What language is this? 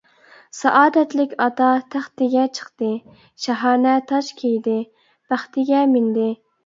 Uyghur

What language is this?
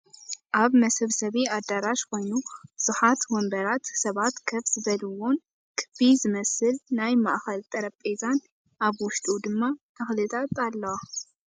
Tigrinya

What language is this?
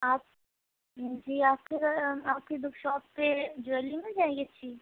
Urdu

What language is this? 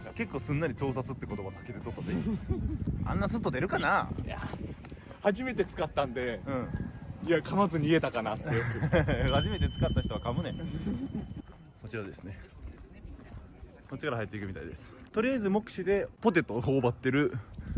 Japanese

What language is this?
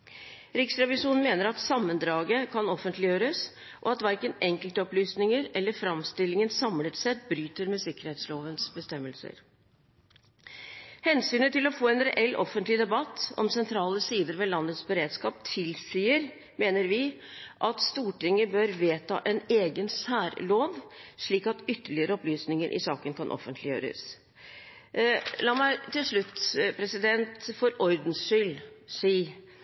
Norwegian Bokmål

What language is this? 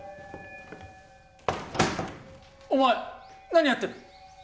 Japanese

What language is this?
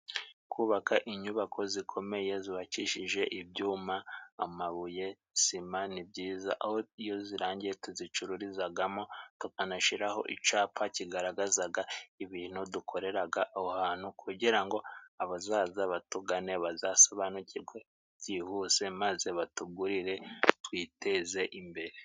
Kinyarwanda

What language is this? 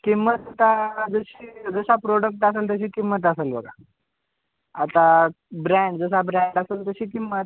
Marathi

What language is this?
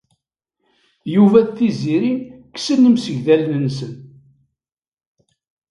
Kabyle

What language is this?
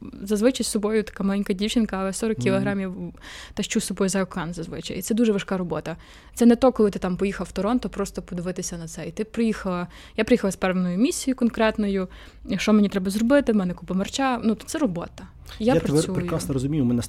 Ukrainian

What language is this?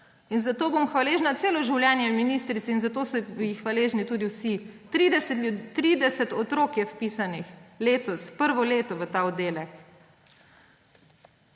Slovenian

